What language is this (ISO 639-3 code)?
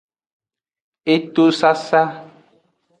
ajg